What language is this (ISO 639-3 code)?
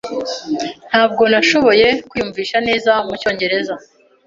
kin